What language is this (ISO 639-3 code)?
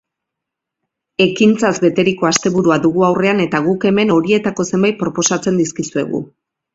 eus